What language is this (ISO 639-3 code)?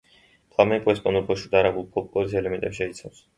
kat